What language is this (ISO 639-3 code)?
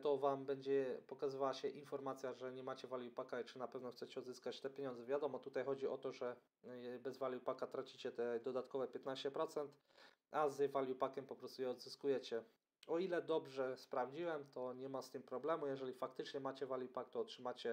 pol